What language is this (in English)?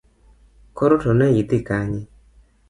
Luo (Kenya and Tanzania)